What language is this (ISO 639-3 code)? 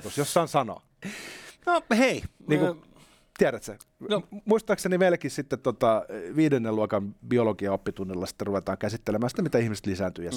fin